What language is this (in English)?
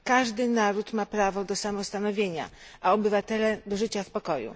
Polish